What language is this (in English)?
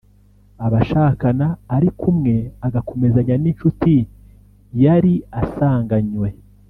Kinyarwanda